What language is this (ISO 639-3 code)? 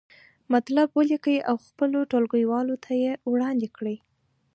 pus